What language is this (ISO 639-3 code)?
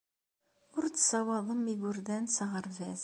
kab